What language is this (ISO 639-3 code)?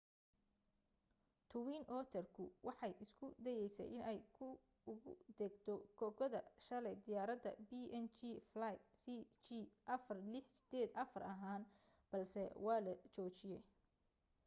som